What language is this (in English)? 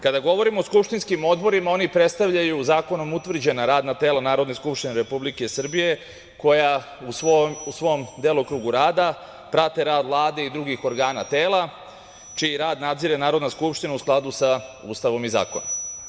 Serbian